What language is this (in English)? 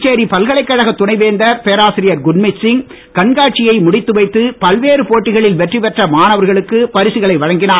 Tamil